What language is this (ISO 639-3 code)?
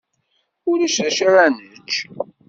kab